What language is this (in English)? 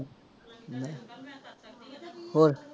Punjabi